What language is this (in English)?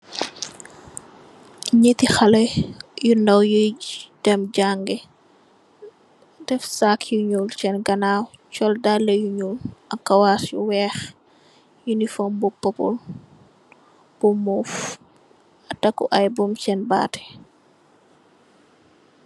Wolof